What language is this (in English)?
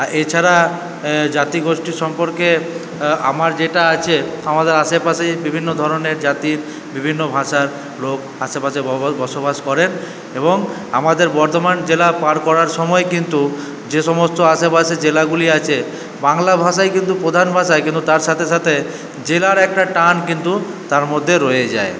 Bangla